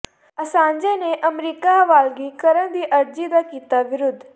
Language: Punjabi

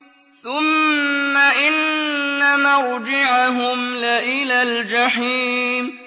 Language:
Arabic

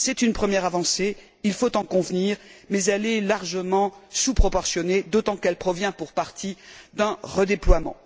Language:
French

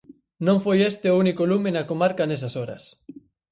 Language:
Galician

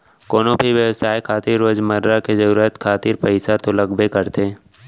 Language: Chhattisgarhi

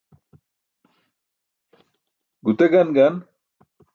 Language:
Burushaski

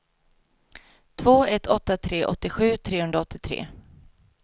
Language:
Swedish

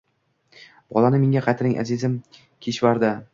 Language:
Uzbek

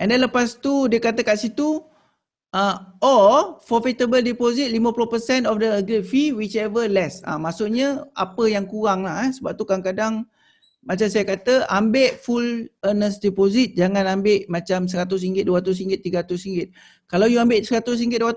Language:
Malay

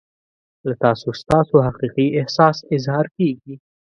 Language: Pashto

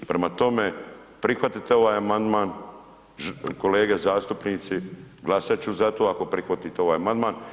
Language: Croatian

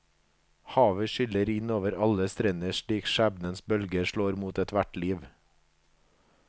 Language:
Norwegian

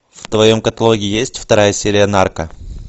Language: Russian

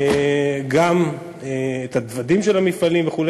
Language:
Hebrew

